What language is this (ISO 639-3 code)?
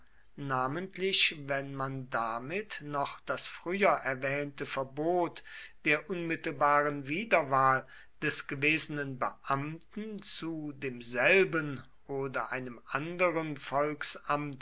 deu